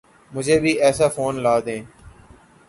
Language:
Urdu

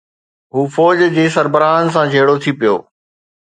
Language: Sindhi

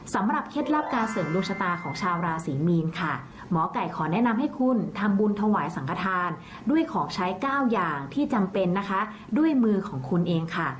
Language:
Thai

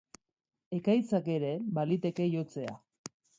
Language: Basque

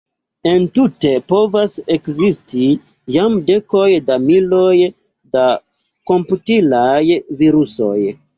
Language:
Esperanto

